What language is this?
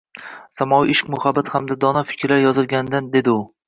Uzbek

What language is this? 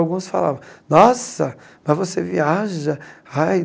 Portuguese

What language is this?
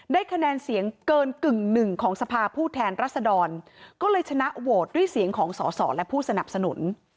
Thai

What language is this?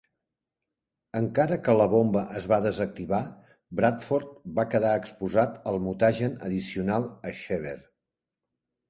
Catalan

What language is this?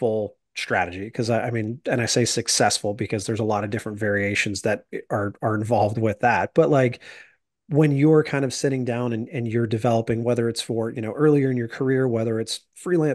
English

